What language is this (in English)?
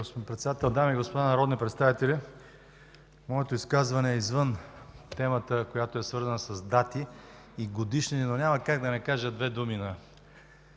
Bulgarian